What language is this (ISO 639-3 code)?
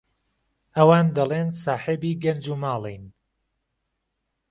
ckb